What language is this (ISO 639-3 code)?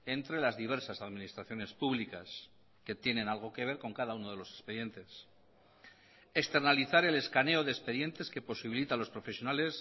spa